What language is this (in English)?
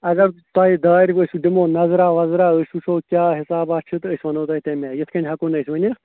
Kashmiri